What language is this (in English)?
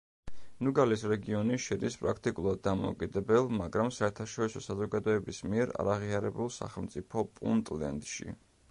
Georgian